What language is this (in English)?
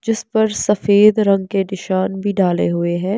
Hindi